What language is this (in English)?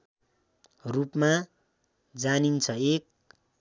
Nepali